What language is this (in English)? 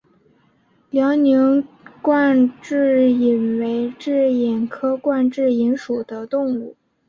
Chinese